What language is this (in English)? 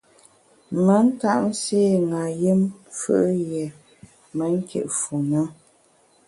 Bamun